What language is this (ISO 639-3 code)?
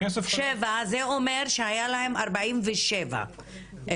heb